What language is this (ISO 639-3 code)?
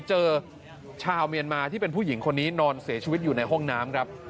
tha